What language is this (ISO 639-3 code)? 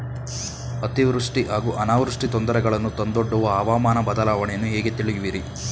kan